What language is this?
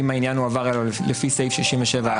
Hebrew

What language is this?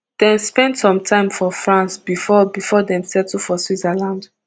Nigerian Pidgin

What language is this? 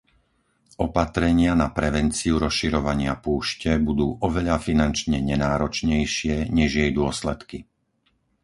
Slovak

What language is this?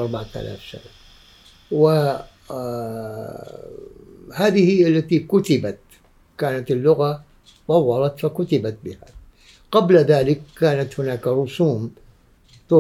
Arabic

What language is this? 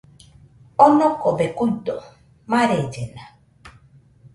Nüpode Huitoto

